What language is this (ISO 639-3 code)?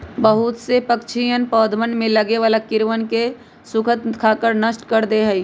mag